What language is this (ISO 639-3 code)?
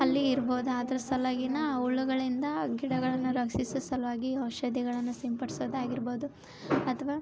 kan